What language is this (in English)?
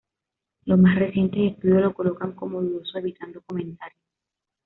Spanish